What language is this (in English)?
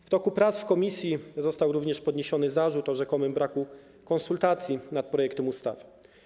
Polish